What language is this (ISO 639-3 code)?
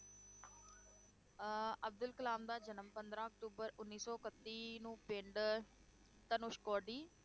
pan